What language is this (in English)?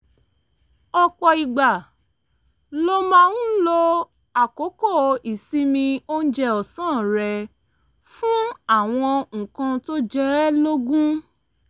Yoruba